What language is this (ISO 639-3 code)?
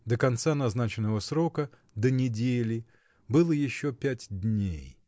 rus